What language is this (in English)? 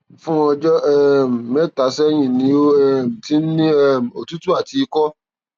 Yoruba